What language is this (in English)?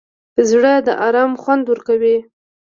Pashto